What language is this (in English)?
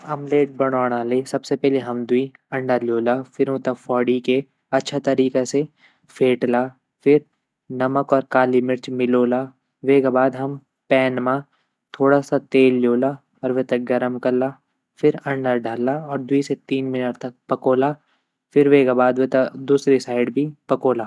Garhwali